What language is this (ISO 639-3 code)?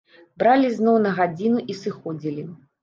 bel